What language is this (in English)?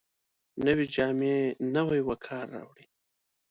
Pashto